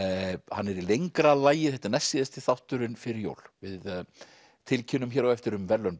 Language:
Icelandic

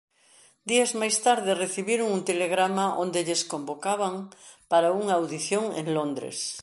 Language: Galician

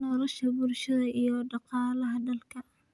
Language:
Somali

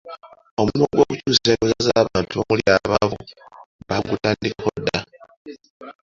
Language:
Ganda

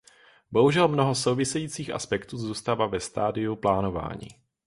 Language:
Czech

